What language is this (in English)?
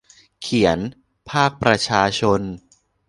Thai